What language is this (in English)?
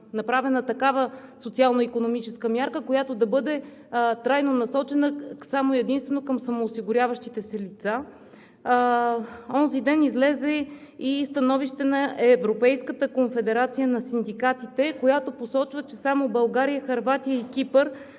Bulgarian